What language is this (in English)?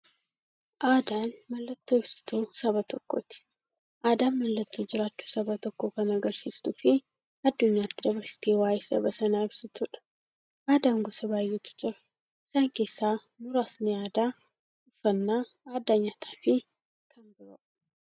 Oromo